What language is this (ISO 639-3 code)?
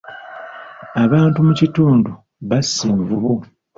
lug